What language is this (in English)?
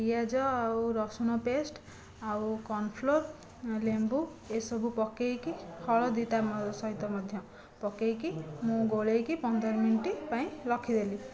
Odia